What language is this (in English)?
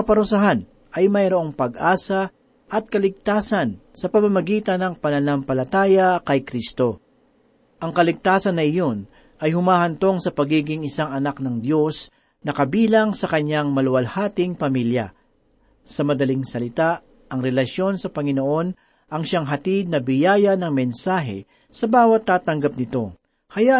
Filipino